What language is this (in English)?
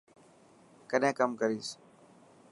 Dhatki